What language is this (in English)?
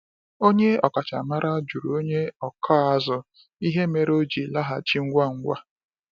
Igbo